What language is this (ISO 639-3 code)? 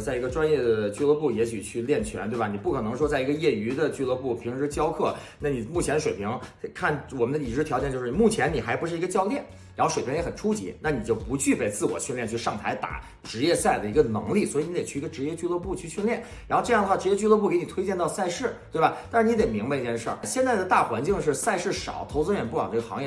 zho